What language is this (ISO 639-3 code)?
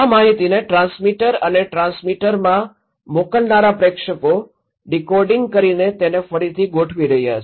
guj